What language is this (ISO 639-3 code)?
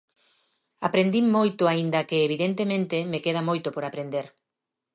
glg